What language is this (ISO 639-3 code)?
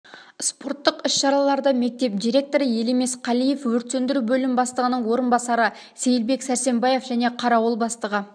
kaz